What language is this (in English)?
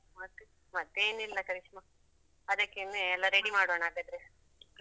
Kannada